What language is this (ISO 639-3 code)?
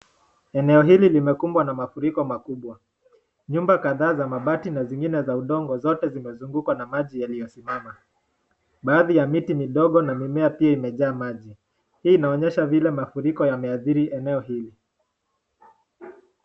swa